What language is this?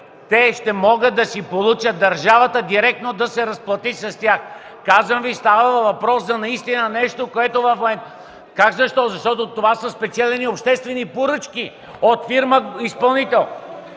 Bulgarian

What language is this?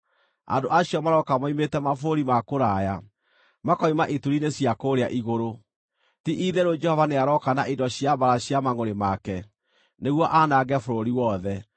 Kikuyu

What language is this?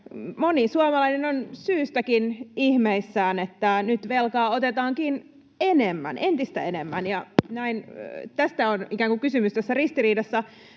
Finnish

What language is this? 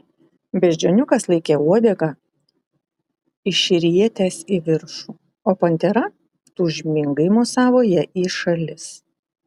Lithuanian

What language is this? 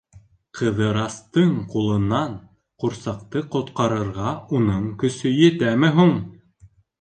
Bashkir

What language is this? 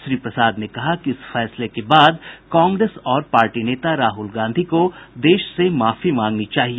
Hindi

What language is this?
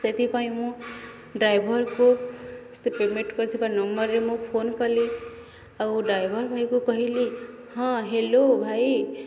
Odia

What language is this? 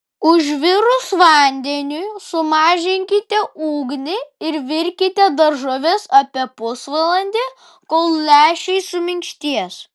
Lithuanian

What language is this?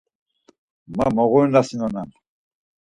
Laz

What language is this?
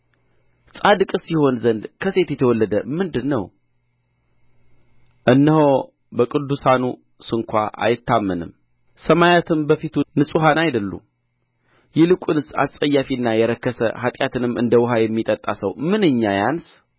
Amharic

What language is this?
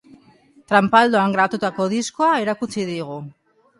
Basque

